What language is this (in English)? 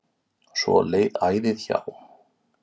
Icelandic